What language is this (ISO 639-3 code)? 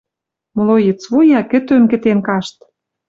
mrj